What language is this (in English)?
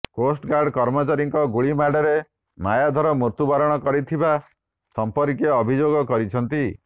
Odia